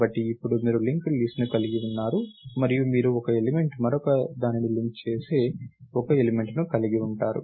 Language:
Telugu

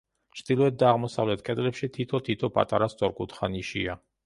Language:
Georgian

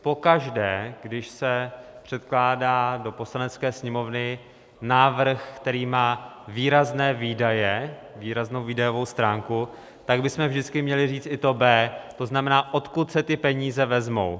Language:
Czech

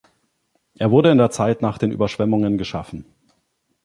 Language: German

